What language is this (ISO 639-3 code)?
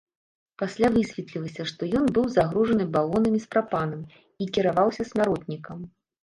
bel